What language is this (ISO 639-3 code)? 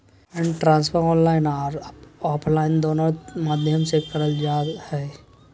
mag